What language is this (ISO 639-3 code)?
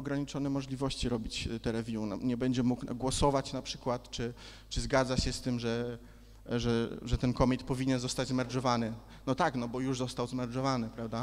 pol